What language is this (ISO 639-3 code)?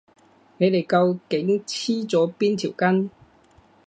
yue